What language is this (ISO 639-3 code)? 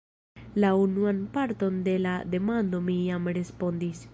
epo